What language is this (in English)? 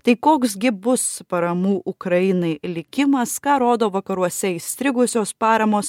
Lithuanian